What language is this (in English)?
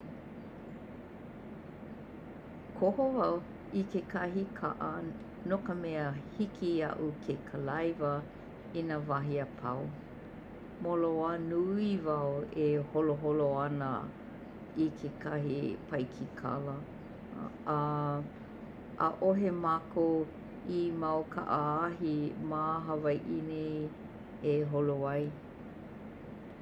Hawaiian